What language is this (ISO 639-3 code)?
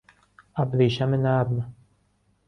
fas